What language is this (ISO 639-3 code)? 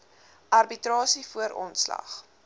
afr